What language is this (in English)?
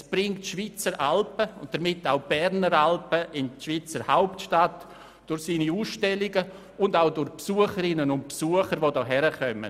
Swiss German